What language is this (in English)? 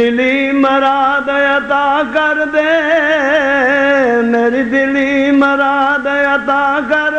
Hindi